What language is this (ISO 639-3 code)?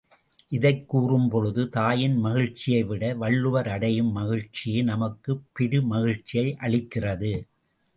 tam